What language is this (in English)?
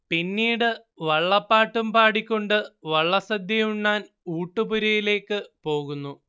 Malayalam